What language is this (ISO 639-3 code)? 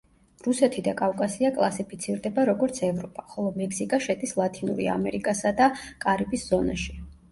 kat